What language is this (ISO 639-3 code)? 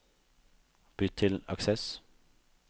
nor